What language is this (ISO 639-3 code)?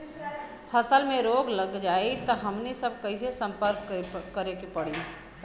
bho